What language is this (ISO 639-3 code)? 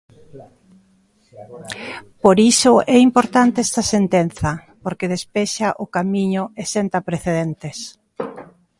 glg